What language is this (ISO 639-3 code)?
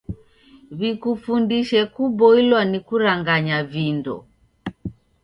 dav